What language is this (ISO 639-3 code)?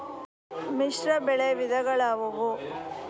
kan